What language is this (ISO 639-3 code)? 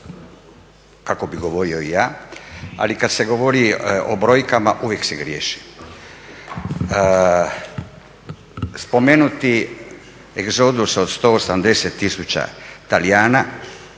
hrv